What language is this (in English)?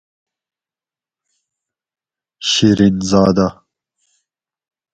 Gawri